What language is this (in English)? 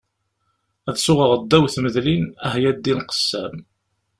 Kabyle